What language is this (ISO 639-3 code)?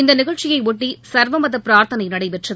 tam